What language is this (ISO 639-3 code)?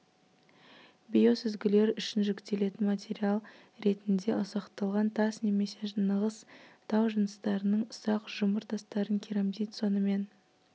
kaz